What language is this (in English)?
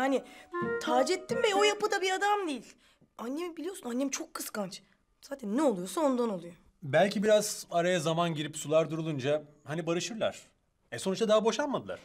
Turkish